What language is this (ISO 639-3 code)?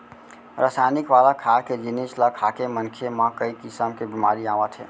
hne